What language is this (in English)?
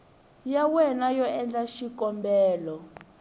Tsonga